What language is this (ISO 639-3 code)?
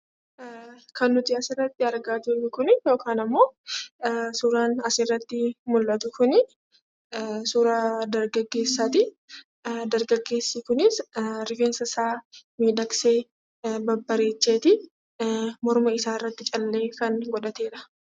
orm